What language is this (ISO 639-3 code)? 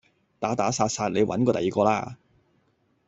yue